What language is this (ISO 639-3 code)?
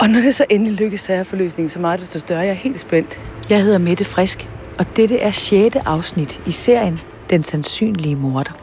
dan